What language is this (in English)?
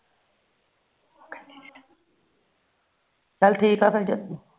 Punjabi